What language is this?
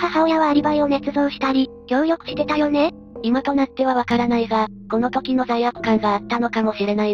Japanese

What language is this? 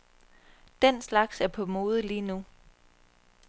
Danish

